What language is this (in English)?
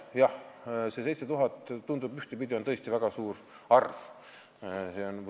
Estonian